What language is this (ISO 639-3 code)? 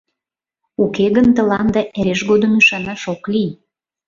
chm